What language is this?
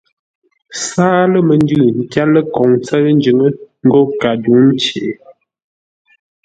Ngombale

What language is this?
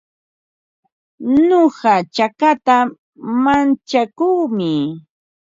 Ambo-Pasco Quechua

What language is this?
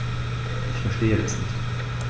German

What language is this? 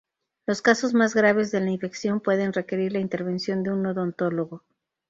Spanish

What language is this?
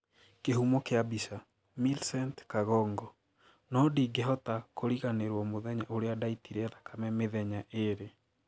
Kikuyu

